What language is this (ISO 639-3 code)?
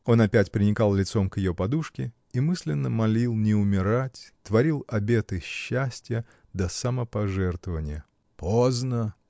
rus